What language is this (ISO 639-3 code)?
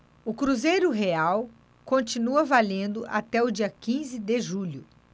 por